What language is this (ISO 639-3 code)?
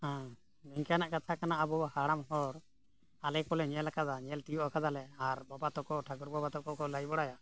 sat